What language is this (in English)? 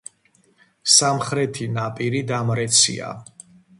Georgian